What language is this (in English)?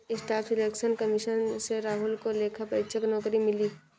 Hindi